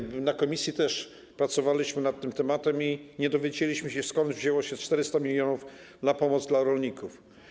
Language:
Polish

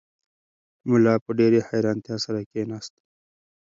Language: Pashto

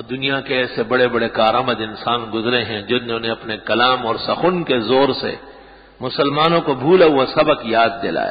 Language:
Arabic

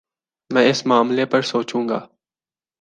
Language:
Urdu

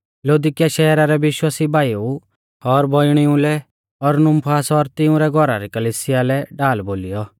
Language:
Mahasu Pahari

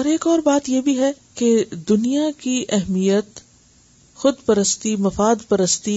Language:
Urdu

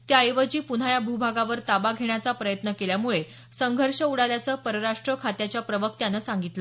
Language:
Marathi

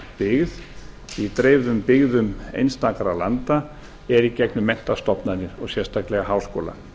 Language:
Icelandic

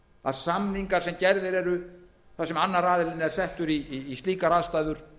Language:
Icelandic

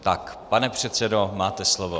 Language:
Czech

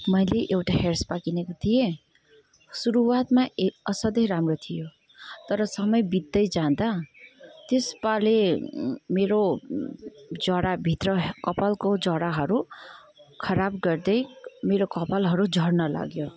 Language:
Nepali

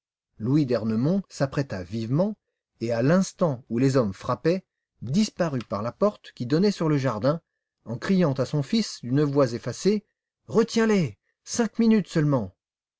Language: French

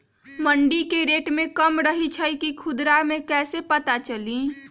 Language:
Magahi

